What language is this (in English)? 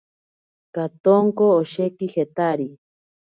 Ashéninka Perené